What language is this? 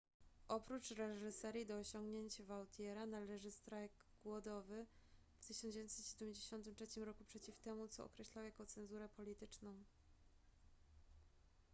Polish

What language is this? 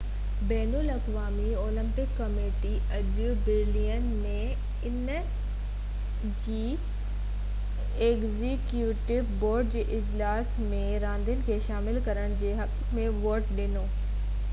Sindhi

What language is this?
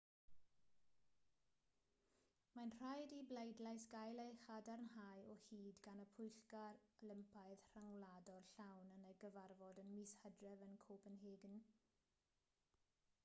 Welsh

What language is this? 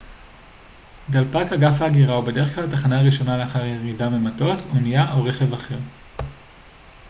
Hebrew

